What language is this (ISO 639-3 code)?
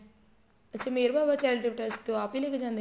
pan